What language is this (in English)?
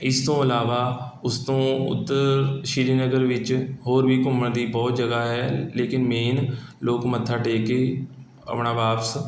Punjabi